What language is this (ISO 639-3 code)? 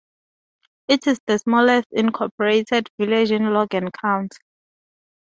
eng